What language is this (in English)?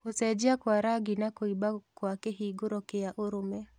Kikuyu